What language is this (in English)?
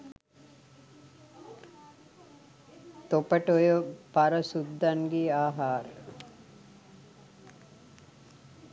Sinhala